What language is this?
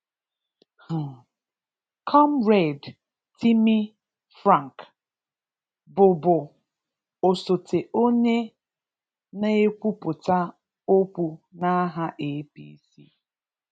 Igbo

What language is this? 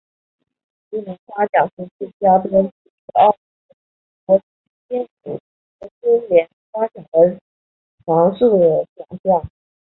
Chinese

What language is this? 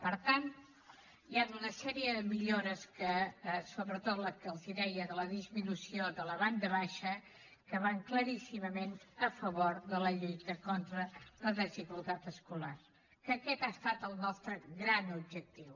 Catalan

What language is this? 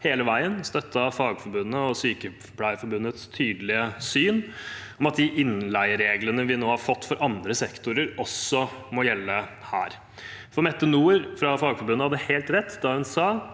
Norwegian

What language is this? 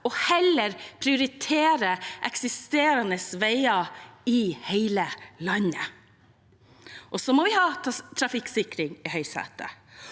Norwegian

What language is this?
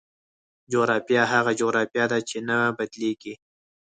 Pashto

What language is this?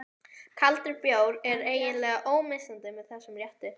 Icelandic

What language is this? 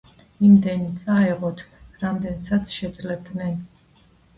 Georgian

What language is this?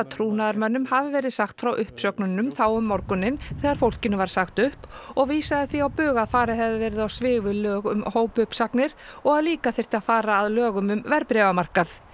Icelandic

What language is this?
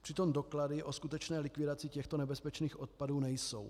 Czech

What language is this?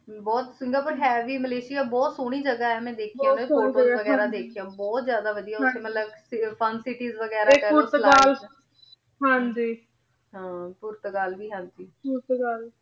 Punjabi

